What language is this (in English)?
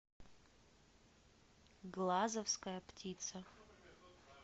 Russian